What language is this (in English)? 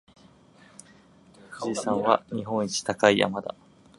Japanese